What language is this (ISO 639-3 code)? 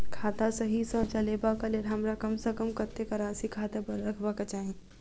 mai